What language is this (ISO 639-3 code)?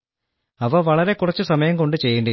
mal